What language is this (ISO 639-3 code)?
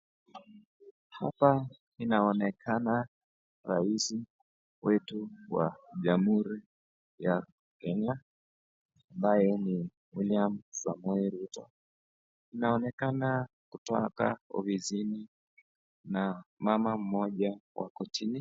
swa